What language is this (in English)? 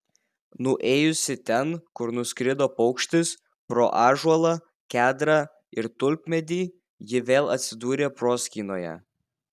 Lithuanian